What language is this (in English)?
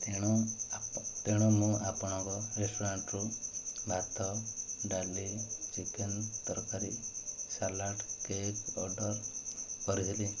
Odia